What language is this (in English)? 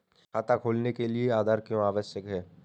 Hindi